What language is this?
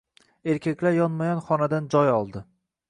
Uzbek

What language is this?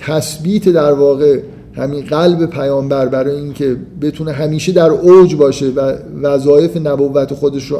Persian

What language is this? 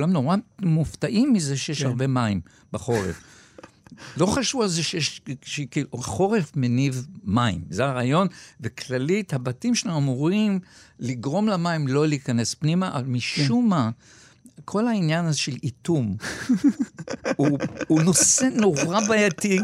Hebrew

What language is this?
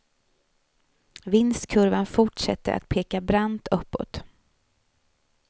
Swedish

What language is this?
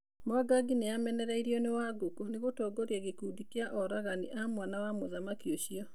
Kikuyu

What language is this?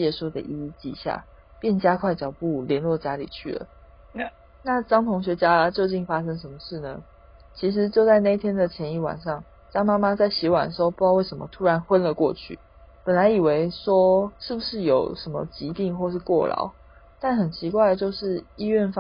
Chinese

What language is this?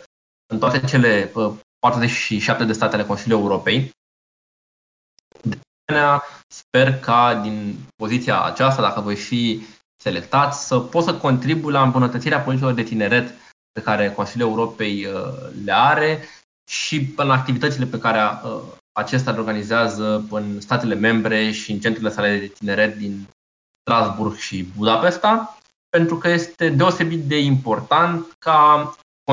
Romanian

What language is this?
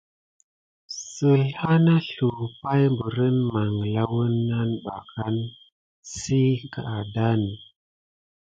Gidar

